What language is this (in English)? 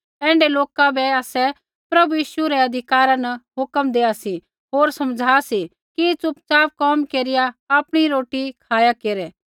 Kullu Pahari